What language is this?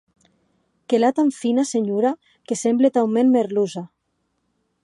Occitan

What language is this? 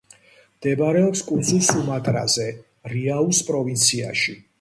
Georgian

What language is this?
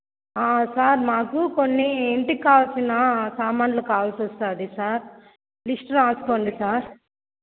Telugu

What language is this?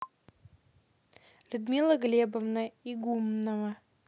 Russian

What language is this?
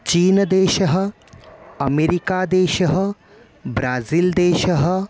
Sanskrit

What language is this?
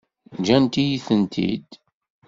Kabyle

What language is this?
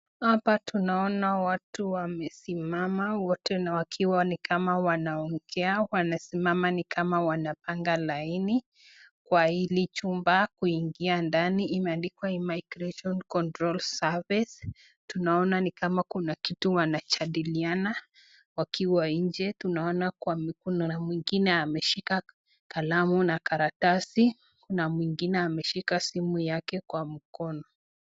Swahili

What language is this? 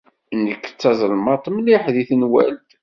Kabyle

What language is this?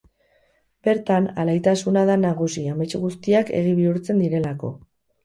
Basque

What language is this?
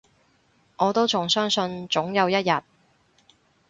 Cantonese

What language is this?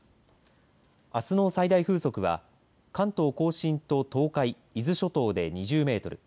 Japanese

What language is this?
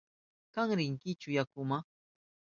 Southern Pastaza Quechua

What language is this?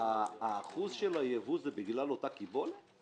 Hebrew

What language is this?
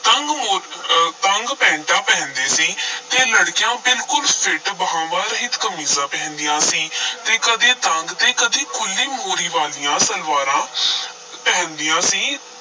Punjabi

